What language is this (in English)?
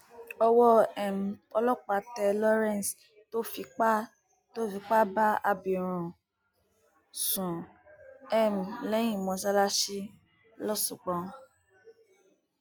Yoruba